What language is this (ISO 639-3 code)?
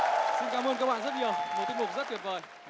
vie